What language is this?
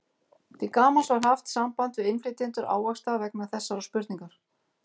Icelandic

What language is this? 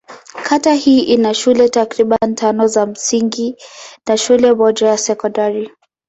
Swahili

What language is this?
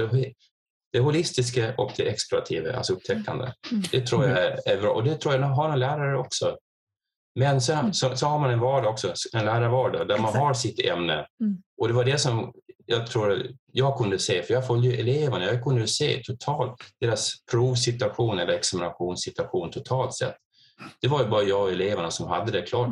Swedish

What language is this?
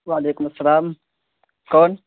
Urdu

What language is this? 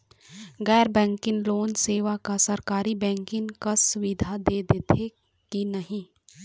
Chhattisgarhi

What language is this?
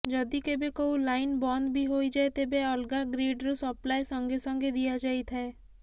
Odia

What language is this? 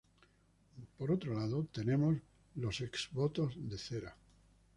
Spanish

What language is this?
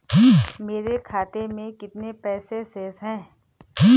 Hindi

